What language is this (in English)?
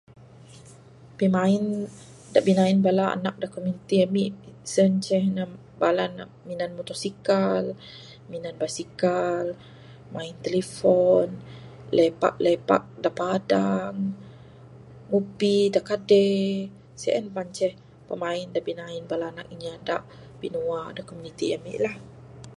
Bukar-Sadung Bidayuh